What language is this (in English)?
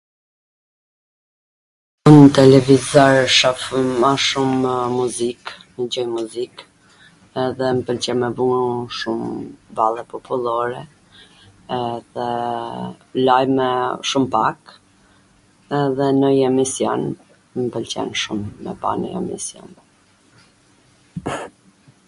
Gheg Albanian